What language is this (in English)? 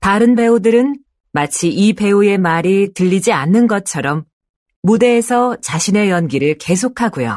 Korean